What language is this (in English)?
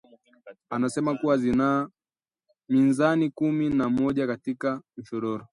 Swahili